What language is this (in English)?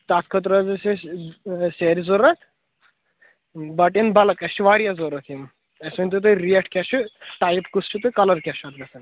Kashmiri